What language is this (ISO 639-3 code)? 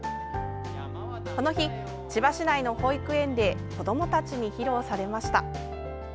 jpn